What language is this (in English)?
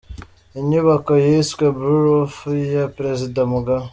Kinyarwanda